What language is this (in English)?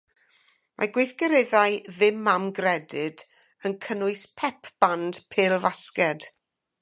Welsh